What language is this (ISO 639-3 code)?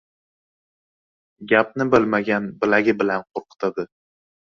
uzb